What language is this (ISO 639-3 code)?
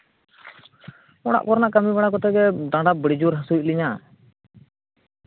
sat